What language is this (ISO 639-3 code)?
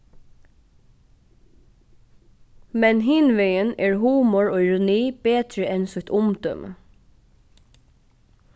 fao